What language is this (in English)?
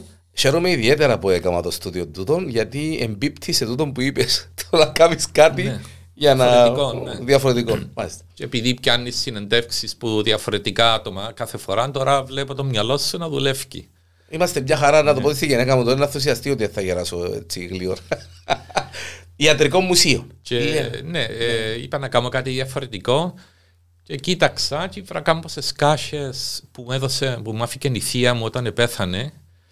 Greek